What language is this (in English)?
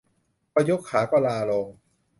Thai